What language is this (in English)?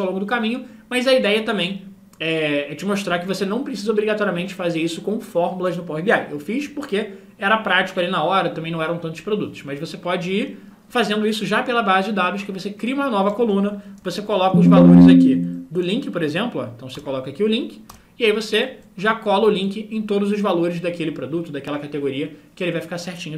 Portuguese